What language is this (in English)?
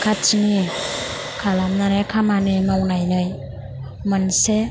Bodo